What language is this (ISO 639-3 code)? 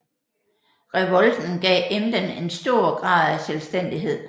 dan